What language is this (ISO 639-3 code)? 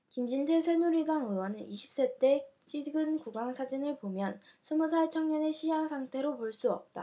kor